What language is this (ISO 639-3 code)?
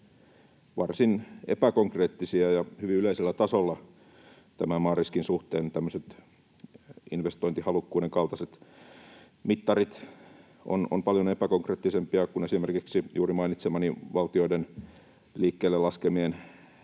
fin